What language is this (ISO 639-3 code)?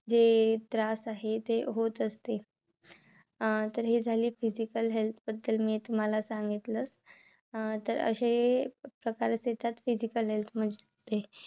mar